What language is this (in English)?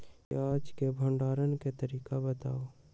Magahi